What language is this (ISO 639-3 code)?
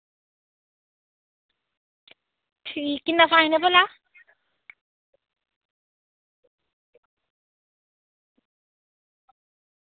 doi